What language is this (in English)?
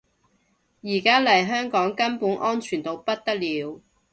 Cantonese